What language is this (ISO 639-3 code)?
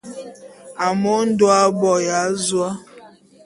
bum